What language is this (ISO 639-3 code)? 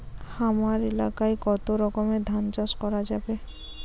ben